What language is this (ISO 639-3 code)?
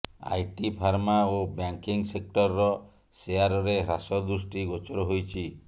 ori